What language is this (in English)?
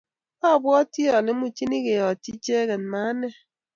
Kalenjin